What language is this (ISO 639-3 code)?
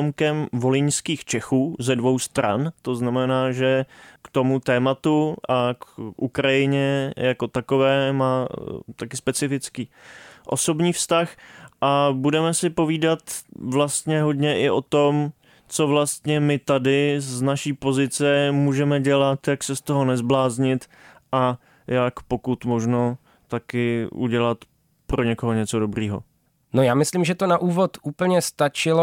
ces